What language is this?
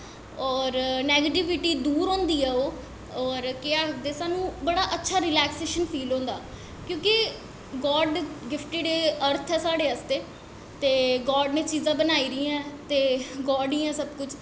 Dogri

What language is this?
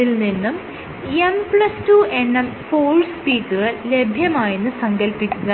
Malayalam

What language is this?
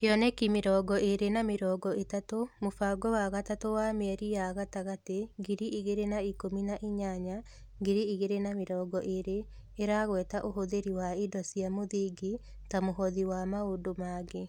Kikuyu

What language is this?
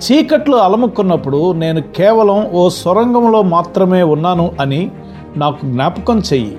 Telugu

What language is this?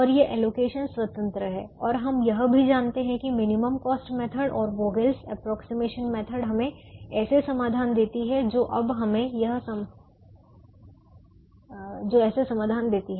Hindi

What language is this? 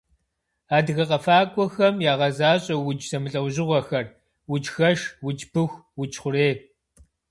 Kabardian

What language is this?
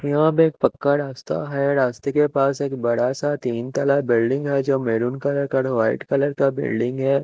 Hindi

